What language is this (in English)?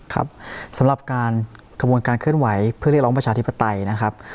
Thai